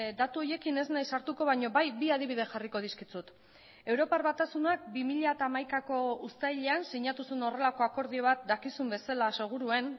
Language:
Basque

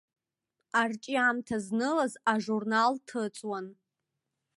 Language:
Abkhazian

